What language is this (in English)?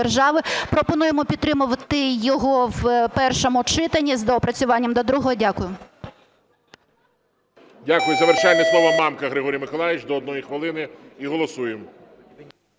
Ukrainian